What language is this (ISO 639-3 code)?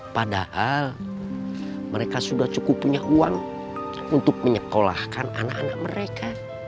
ind